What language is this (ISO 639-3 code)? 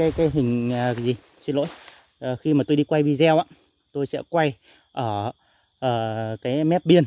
vie